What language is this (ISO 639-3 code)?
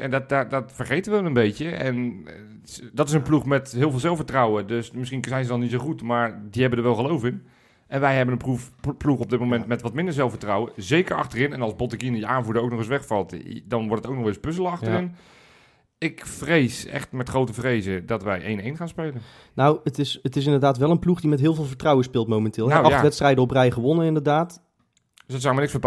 nld